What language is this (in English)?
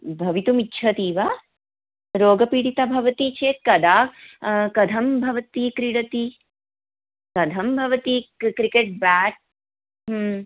Sanskrit